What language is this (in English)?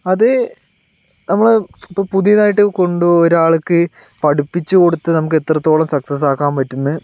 Malayalam